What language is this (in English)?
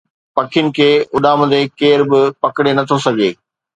Sindhi